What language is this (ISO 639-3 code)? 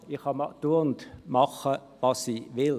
gsw